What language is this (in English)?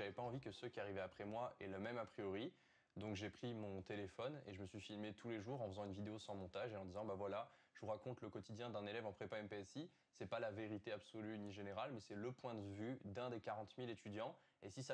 French